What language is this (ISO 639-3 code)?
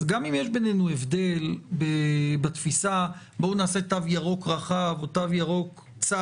heb